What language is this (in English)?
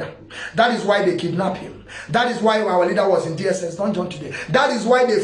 English